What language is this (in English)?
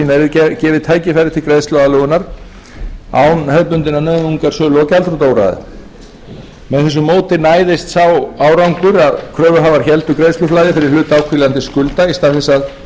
Icelandic